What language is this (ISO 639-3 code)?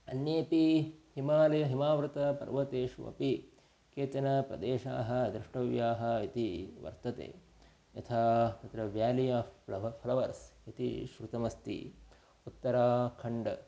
san